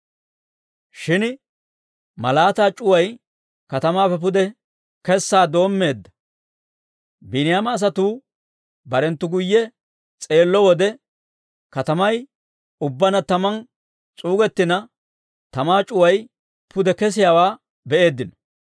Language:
Dawro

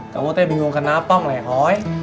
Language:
Indonesian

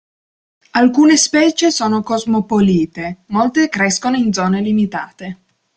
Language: Italian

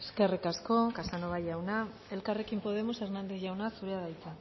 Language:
Basque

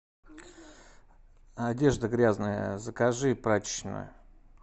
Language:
Russian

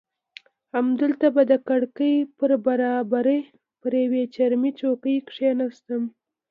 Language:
Pashto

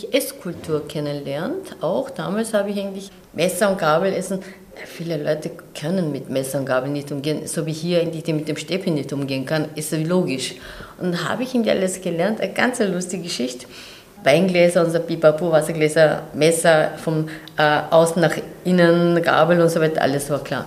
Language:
German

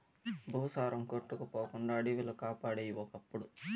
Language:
Telugu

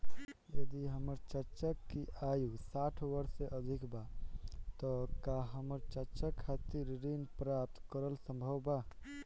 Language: Bhojpuri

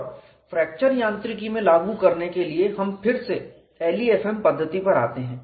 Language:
Hindi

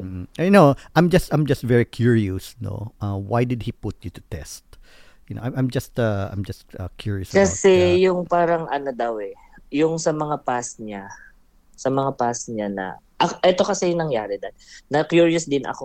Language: Filipino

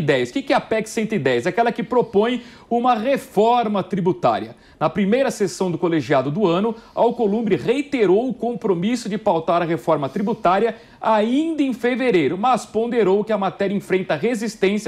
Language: Portuguese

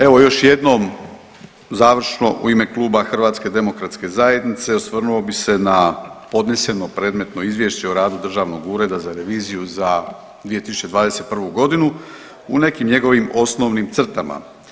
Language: Croatian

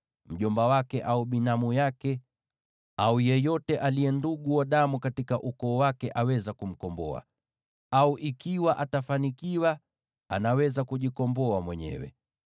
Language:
Swahili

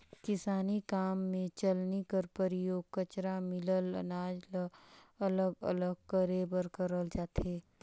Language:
Chhattisgarhi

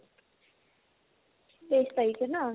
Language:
Assamese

